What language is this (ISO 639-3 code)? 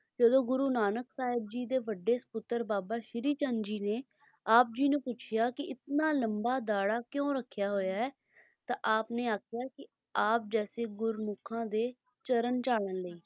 pan